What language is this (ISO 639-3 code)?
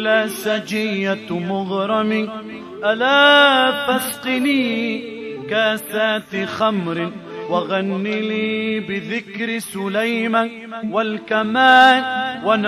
ara